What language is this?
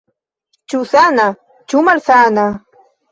Esperanto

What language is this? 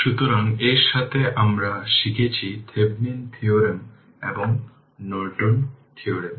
Bangla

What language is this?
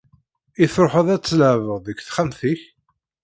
Kabyle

